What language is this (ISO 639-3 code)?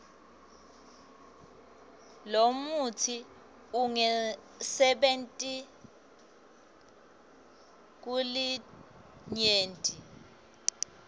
ssw